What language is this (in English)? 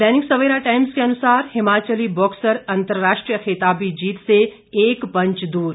Hindi